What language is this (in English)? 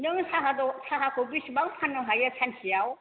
Bodo